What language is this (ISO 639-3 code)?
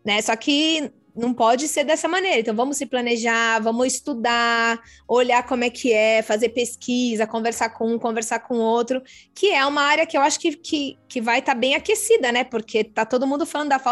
por